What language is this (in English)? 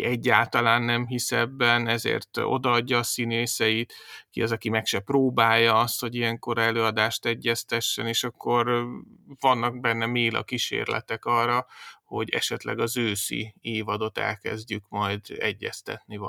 Hungarian